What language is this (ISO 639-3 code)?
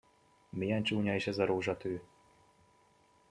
hun